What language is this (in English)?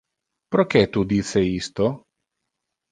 Interlingua